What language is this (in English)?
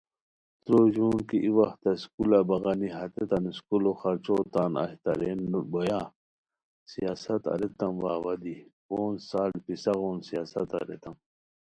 Khowar